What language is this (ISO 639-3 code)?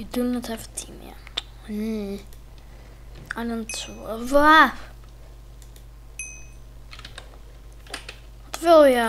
nld